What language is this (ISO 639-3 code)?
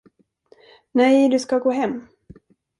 swe